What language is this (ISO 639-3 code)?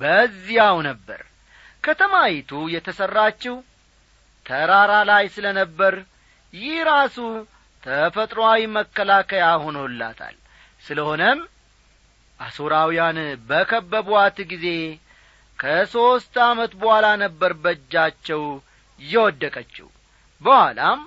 amh